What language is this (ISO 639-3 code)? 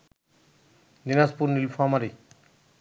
ben